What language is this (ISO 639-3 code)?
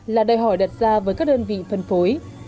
vie